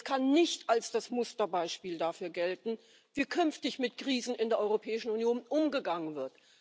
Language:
German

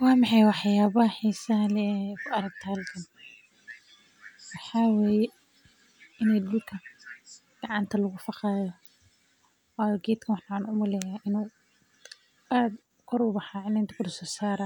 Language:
Somali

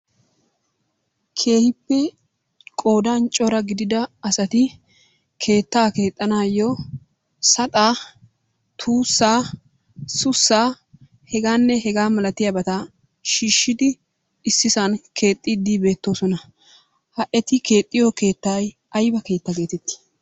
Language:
Wolaytta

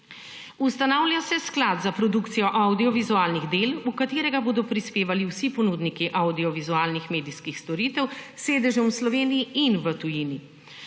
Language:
Slovenian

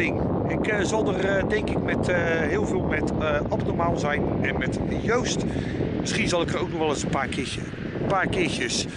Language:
Dutch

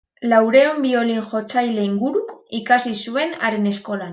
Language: Basque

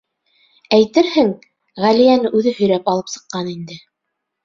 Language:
Bashkir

